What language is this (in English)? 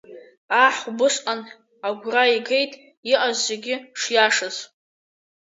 Abkhazian